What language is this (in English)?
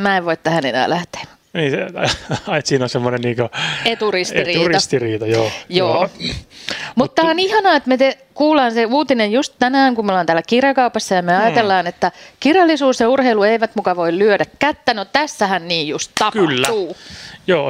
Finnish